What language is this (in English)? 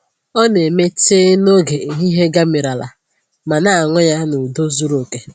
Igbo